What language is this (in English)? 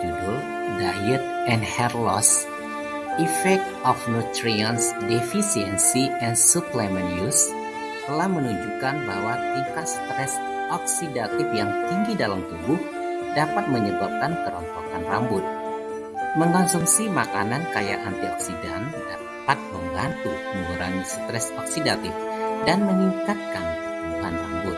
Indonesian